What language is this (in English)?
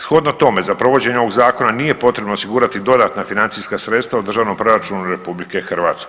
Croatian